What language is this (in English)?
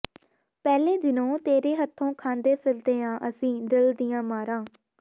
Punjabi